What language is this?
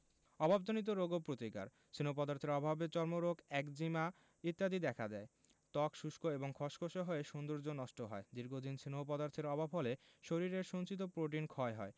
Bangla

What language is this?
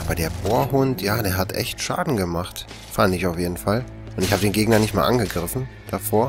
German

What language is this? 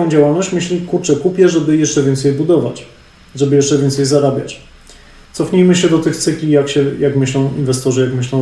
Polish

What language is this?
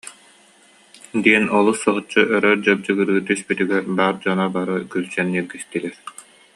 Yakut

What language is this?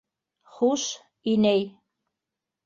Bashkir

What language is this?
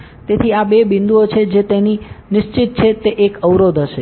Gujarati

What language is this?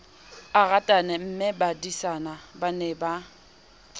Southern Sotho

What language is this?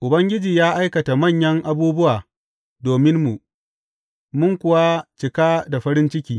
Hausa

